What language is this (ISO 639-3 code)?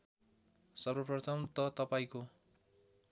nep